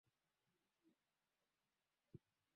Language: Swahili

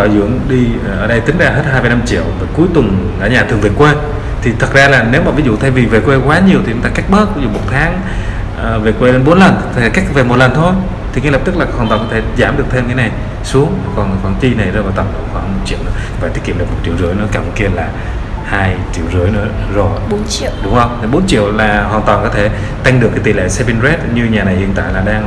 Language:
Vietnamese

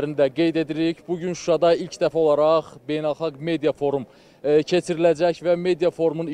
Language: Turkish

